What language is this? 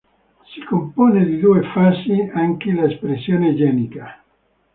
Italian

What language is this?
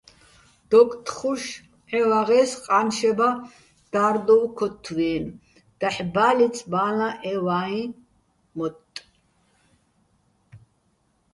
Bats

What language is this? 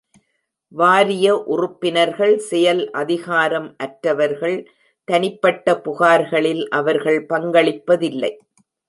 Tamil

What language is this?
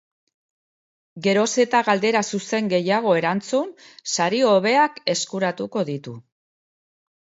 Basque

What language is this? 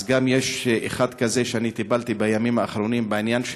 Hebrew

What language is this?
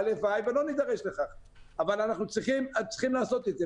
Hebrew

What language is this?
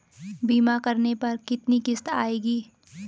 Hindi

